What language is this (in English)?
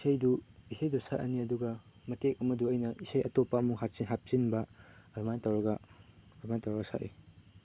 Manipuri